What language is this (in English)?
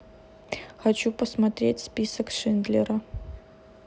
Russian